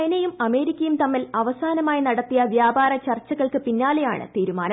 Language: Malayalam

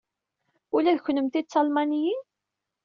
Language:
Kabyle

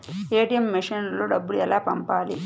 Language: Telugu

